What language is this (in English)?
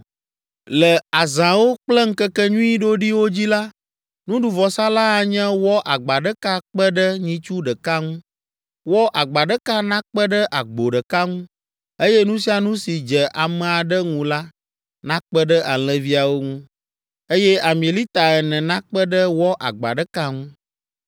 Ewe